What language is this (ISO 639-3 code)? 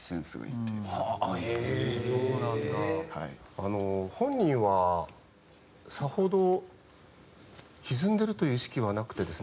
jpn